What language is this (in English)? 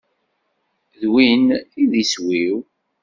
Kabyle